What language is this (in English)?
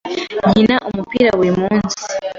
Kinyarwanda